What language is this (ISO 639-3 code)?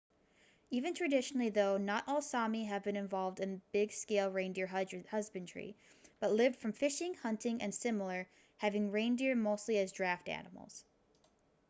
eng